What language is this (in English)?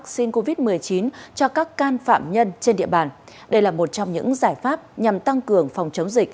Vietnamese